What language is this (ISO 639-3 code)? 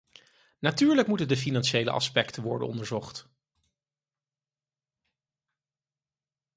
nld